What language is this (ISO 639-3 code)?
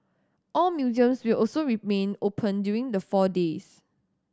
eng